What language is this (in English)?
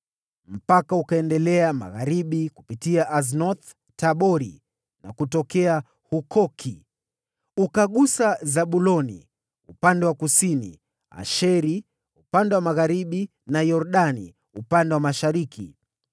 Swahili